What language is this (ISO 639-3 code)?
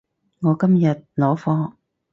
yue